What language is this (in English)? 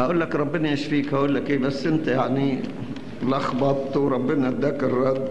Arabic